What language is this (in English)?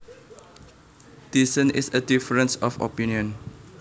Javanese